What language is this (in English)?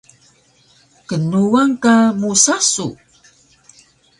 Taroko